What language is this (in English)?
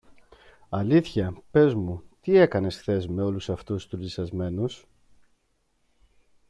Greek